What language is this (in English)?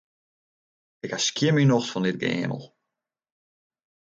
Western Frisian